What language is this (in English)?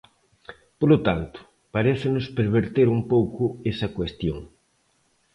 Galician